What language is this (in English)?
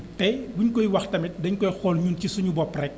Wolof